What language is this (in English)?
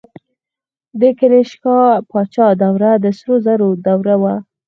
Pashto